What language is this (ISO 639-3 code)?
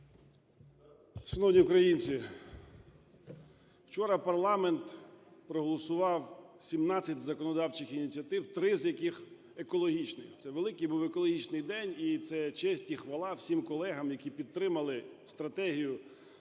ukr